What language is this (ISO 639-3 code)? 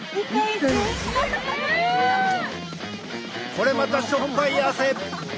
jpn